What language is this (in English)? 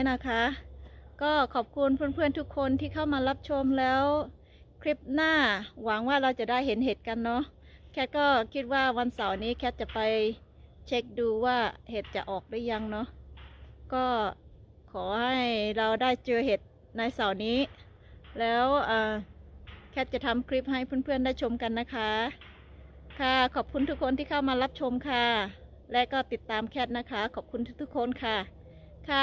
Thai